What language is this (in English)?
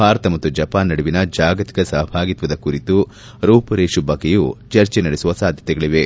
Kannada